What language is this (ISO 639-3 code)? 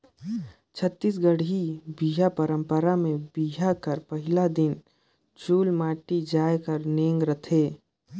hne